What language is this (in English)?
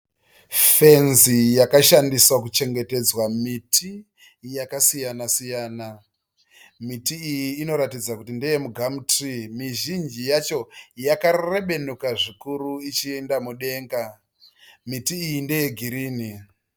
Shona